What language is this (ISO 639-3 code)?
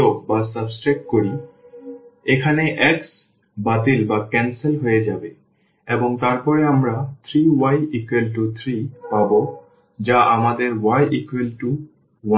ben